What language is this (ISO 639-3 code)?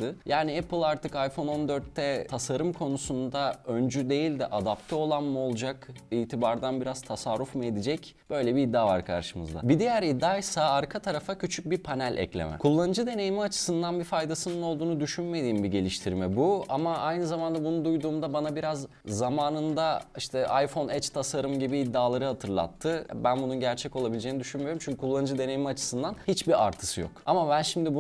tur